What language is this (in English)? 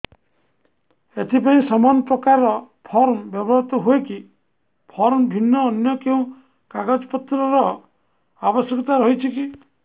Odia